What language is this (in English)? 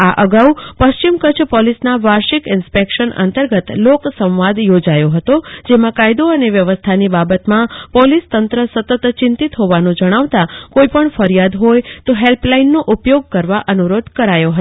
Gujarati